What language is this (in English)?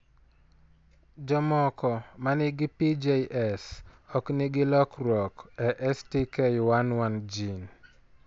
Luo (Kenya and Tanzania)